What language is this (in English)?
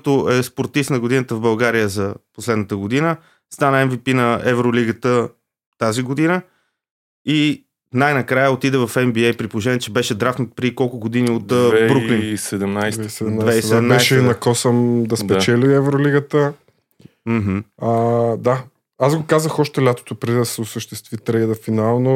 Bulgarian